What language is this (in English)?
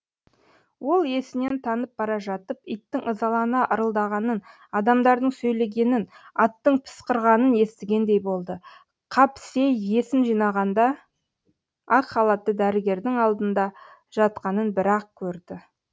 Kazakh